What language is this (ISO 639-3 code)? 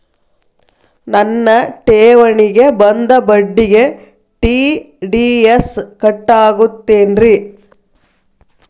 kan